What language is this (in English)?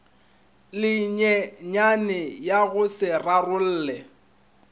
Northern Sotho